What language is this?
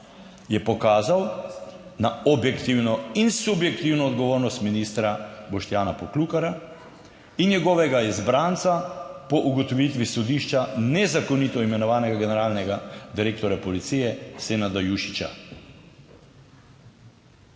Slovenian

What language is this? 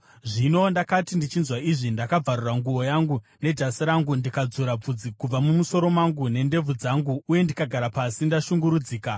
Shona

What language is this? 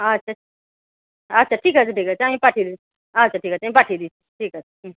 Bangla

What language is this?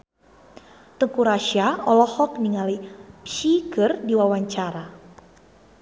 Sundanese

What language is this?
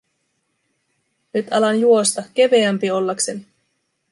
Finnish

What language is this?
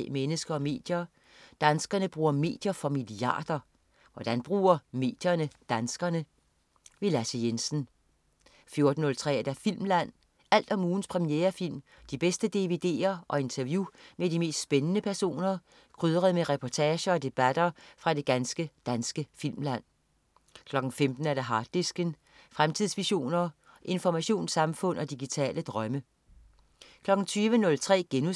Danish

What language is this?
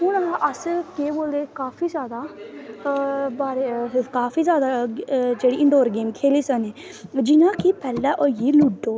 Dogri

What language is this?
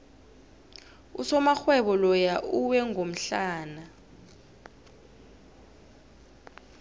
South Ndebele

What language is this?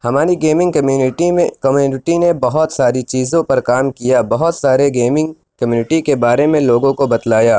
Urdu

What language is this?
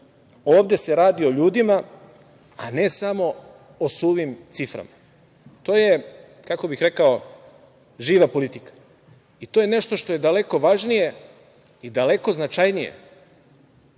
Serbian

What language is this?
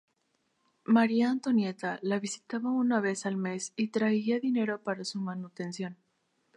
Spanish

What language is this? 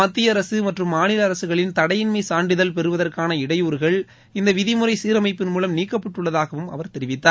Tamil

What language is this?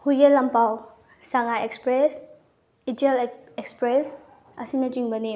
Manipuri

